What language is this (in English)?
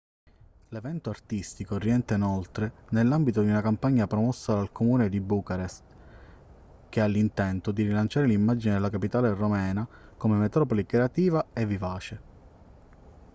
Italian